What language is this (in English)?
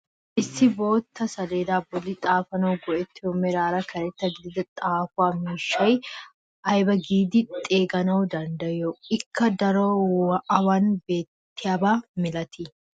Wolaytta